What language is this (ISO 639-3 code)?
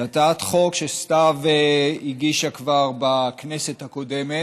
heb